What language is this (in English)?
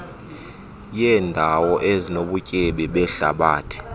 Xhosa